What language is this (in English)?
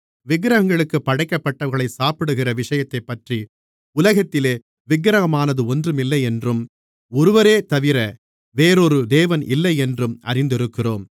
Tamil